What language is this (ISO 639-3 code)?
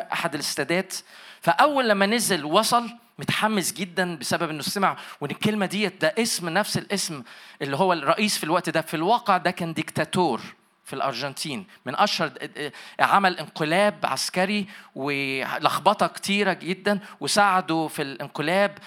ara